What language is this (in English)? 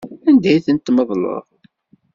Kabyle